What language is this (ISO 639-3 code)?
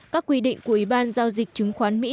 vie